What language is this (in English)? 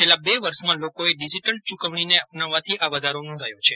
Gujarati